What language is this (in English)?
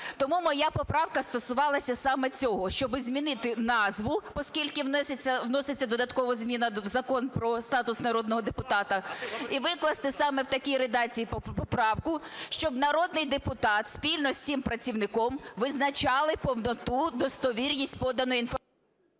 Ukrainian